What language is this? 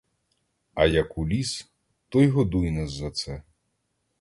Ukrainian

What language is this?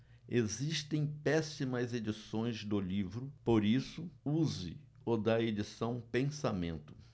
Portuguese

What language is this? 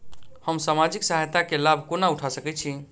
Maithili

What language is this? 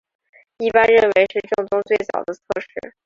Chinese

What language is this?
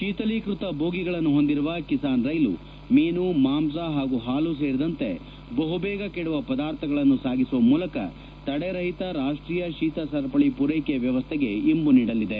Kannada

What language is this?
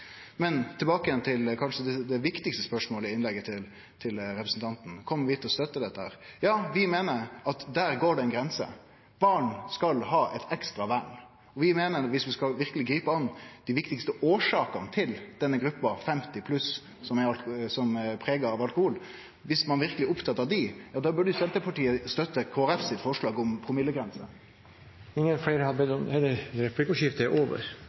Norwegian Nynorsk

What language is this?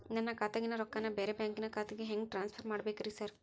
Kannada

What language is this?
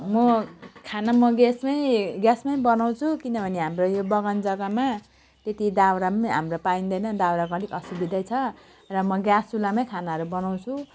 Nepali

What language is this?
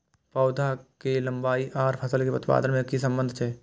Maithili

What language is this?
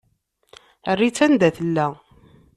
Kabyle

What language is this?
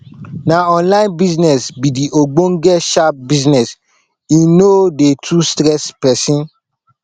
Nigerian Pidgin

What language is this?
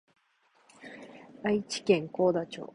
Japanese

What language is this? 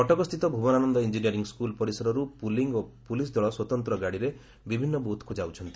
Odia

